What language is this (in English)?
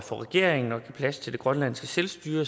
Danish